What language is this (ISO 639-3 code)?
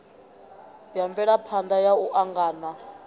ven